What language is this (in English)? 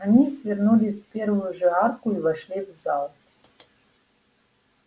Russian